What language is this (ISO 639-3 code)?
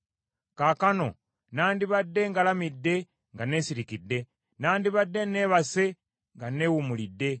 lug